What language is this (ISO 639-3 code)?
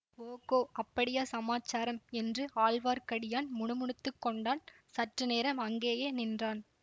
tam